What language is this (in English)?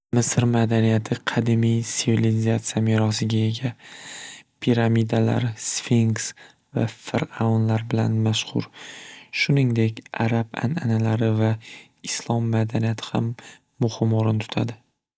Uzbek